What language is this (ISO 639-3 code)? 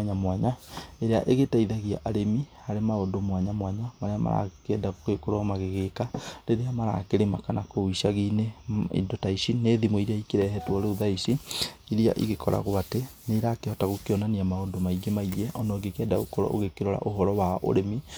kik